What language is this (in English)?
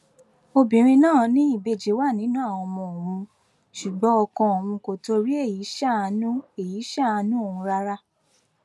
Yoruba